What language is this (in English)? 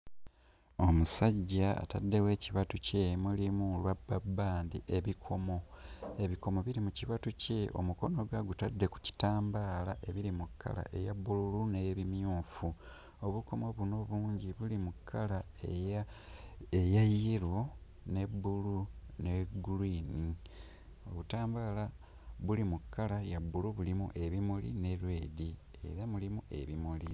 Ganda